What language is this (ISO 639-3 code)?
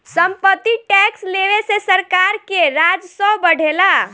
bho